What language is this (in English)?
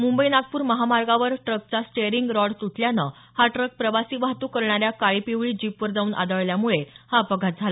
Marathi